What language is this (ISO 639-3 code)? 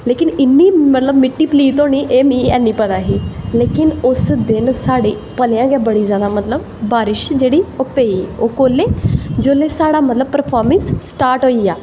doi